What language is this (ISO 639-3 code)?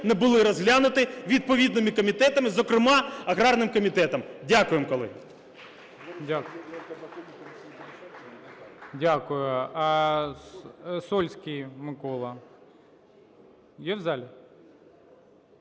ukr